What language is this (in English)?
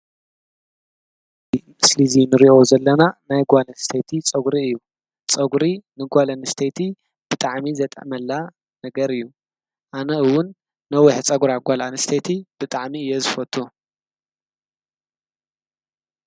Tigrinya